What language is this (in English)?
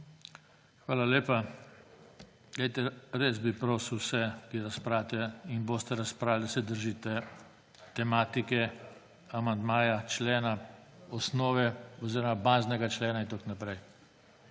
Slovenian